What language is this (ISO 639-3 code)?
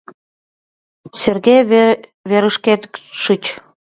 chm